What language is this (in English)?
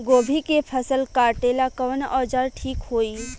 Bhojpuri